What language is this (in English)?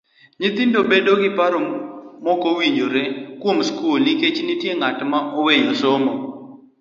Luo (Kenya and Tanzania)